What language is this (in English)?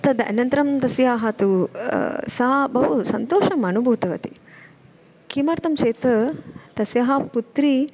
Sanskrit